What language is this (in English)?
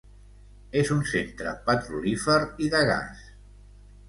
Catalan